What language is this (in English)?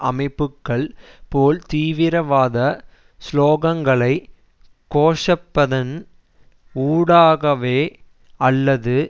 Tamil